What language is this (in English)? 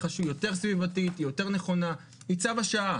Hebrew